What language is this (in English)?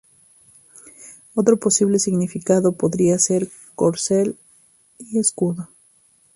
Spanish